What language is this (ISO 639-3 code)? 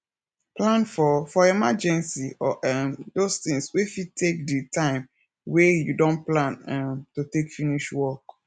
pcm